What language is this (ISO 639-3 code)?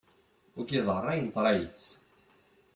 kab